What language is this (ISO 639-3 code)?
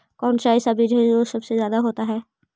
mag